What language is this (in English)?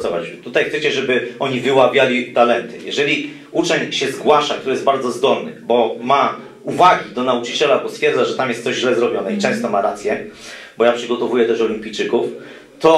Polish